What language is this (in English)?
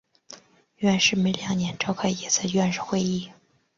Chinese